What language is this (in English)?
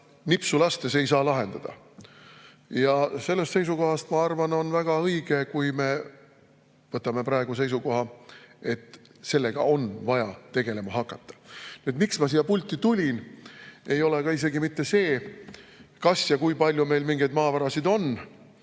Estonian